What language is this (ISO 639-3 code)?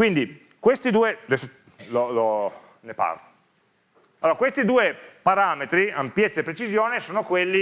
ita